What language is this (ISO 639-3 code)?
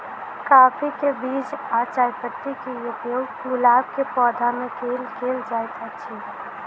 mai